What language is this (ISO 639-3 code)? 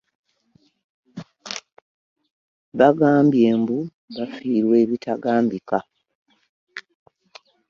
lug